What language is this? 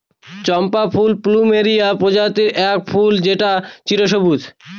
Bangla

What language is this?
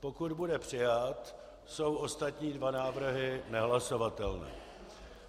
Czech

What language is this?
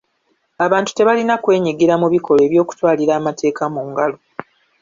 Ganda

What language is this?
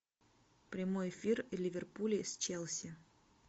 Russian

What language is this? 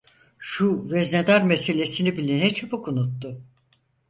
Turkish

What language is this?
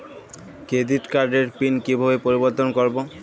Bangla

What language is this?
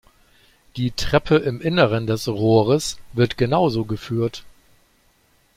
German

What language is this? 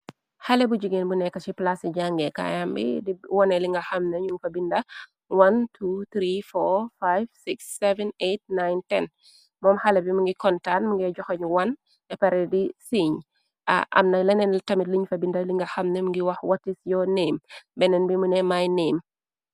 Wolof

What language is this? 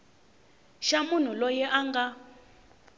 Tsonga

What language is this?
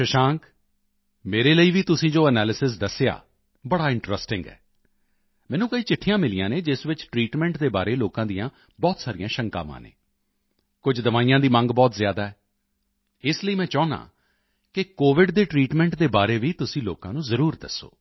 Punjabi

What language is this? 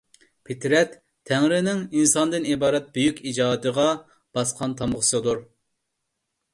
Uyghur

